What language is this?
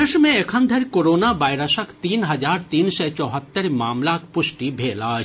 Maithili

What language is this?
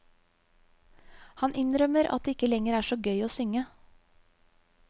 Norwegian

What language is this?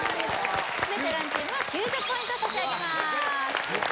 Japanese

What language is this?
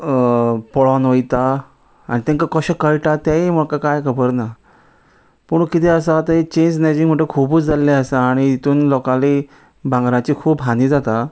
Konkani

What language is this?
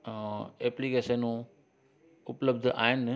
Sindhi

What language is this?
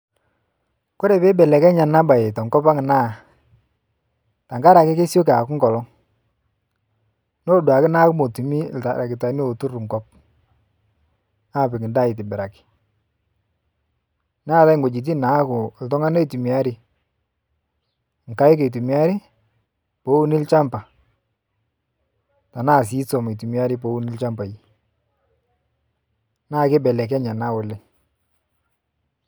Masai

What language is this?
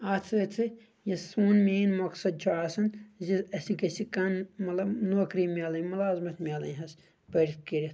Kashmiri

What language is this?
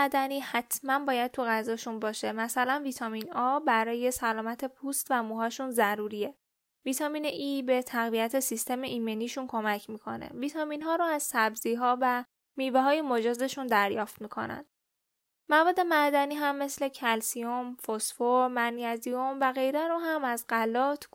Persian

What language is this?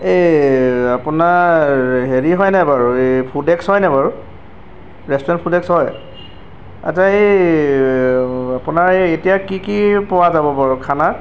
Assamese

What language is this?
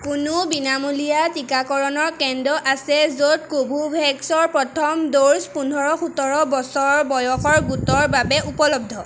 Assamese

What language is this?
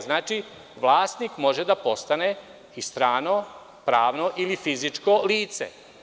Serbian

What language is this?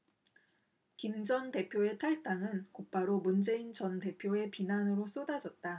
Korean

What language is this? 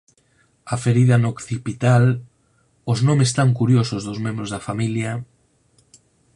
Galician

